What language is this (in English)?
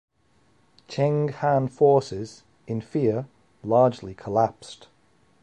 English